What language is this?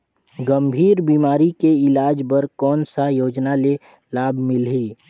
Chhattisgarhi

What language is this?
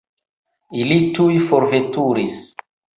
Esperanto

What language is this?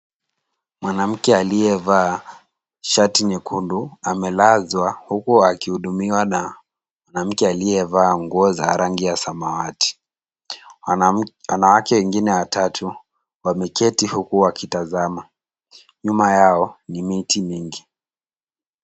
Swahili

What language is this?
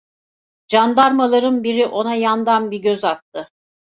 Turkish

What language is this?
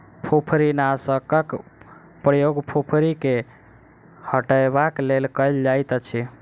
Maithili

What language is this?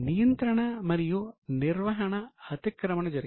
Telugu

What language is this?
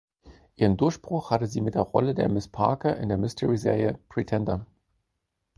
German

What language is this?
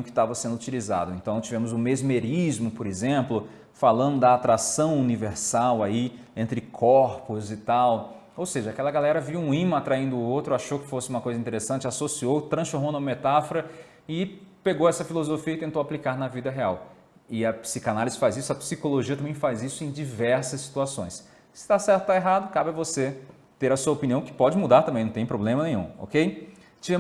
Portuguese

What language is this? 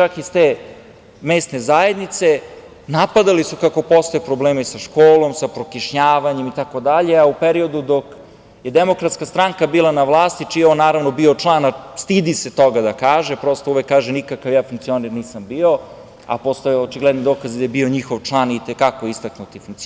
Serbian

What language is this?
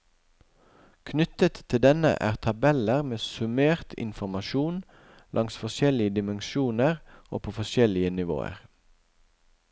Norwegian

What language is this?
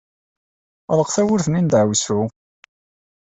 Kabyle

